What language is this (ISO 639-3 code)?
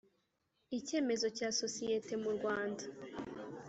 kin